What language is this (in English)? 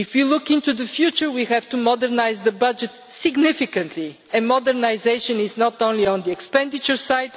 English